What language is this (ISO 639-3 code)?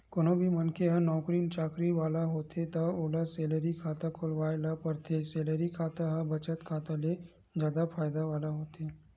hne